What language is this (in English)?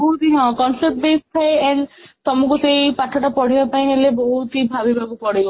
Odia